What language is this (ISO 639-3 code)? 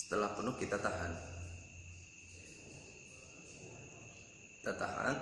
ind